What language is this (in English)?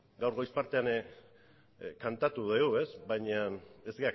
Basque